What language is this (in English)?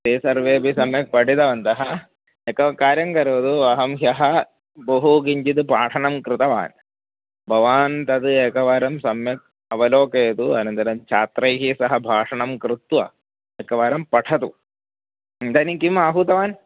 Sanskrit